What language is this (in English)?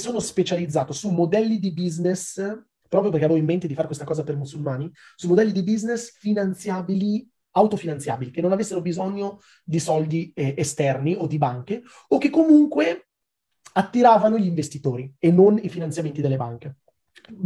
Italian